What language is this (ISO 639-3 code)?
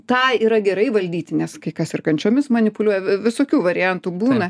lit